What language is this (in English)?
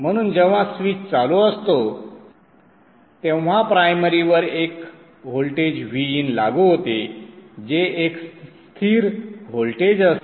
Marathi